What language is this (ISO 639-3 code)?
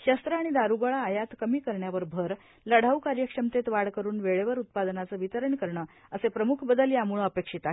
mar